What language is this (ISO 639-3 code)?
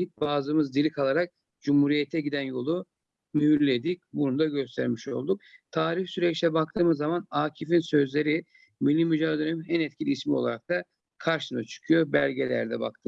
tur